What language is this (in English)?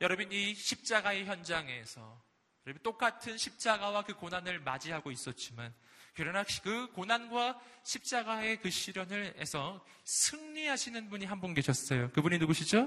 Korean